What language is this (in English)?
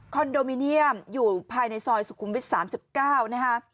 Thai